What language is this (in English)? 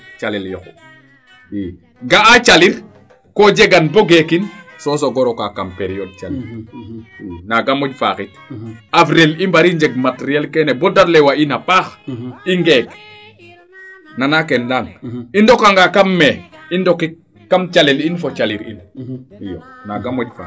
Serer